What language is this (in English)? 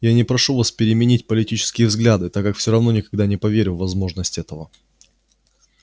Russian